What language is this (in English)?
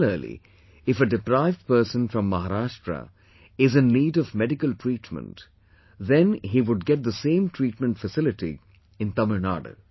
English